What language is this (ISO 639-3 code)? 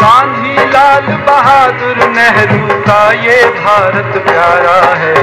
hin